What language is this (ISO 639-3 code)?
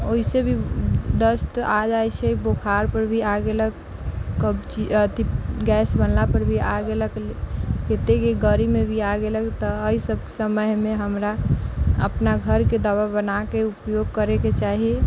mai